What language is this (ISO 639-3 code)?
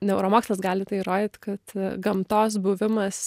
lit